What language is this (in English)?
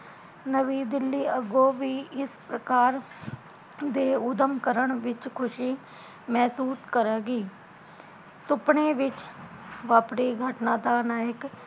Punjabi